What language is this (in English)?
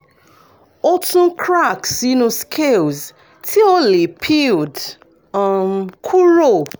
Yoruba